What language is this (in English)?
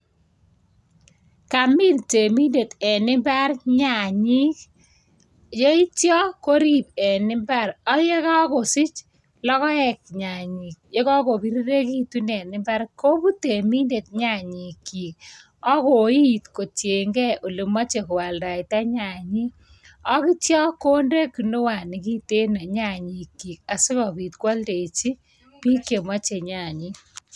Kalenjin